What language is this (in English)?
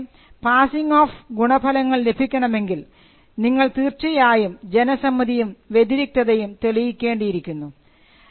Malayalam